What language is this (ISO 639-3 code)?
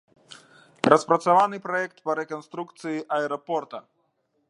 bel